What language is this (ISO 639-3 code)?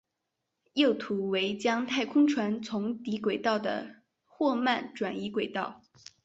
zho